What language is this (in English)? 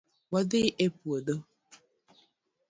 Luo (Kenya and Tanzania)